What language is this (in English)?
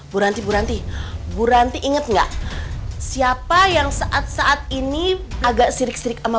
Indonesian